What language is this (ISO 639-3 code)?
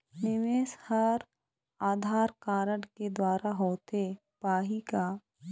hne